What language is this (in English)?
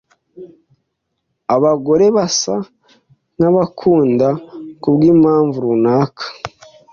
Kinyarwanda